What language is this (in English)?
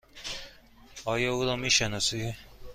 Persian